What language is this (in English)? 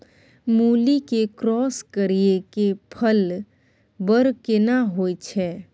Maithili